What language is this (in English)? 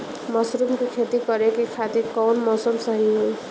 Bhojpuri